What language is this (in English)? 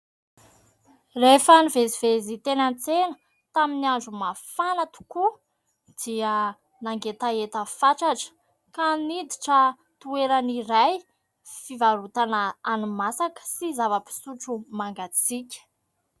Malagasy